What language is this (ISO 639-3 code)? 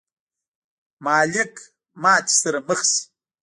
pus